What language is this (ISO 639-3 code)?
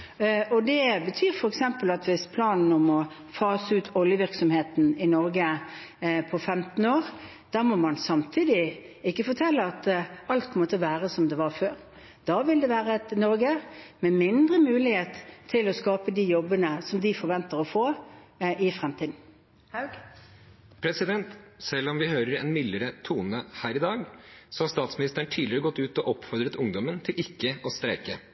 nor